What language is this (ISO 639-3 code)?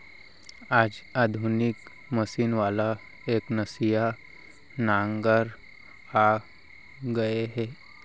hne